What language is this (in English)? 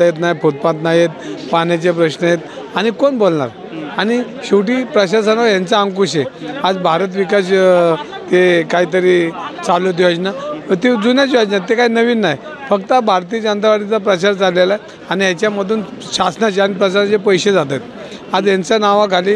Marathi